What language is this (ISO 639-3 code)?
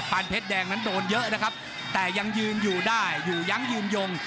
tha